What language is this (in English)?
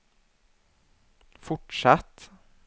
Swedish